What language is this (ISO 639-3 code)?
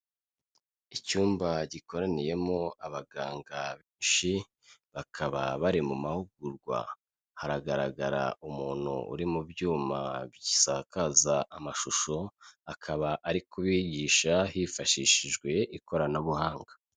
kin